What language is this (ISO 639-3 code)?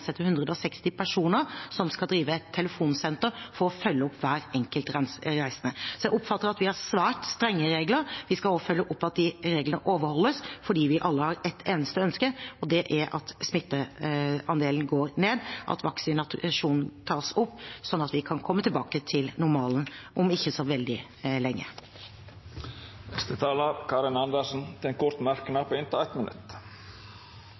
nor